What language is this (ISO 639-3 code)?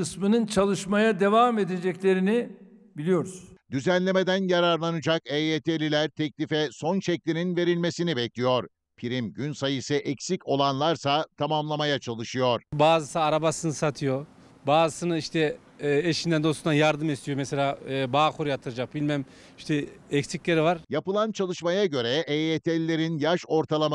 tur